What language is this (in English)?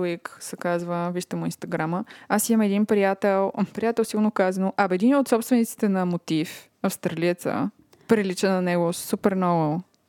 Bulgarian